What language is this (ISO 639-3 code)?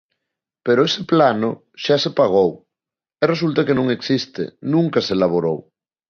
glg